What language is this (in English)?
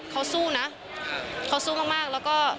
Thai